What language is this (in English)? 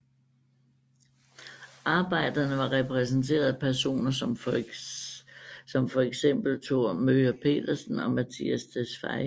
Danish